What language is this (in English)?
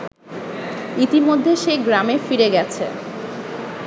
Bangla